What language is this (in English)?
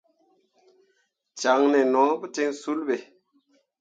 Mundang